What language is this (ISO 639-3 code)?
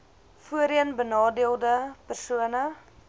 afr